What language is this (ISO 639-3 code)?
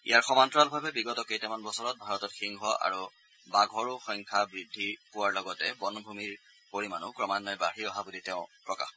asm